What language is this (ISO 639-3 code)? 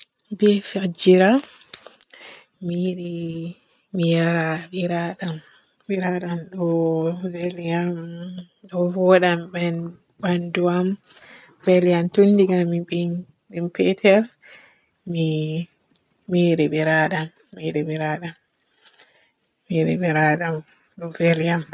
fue